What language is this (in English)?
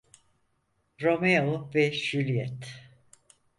Turkish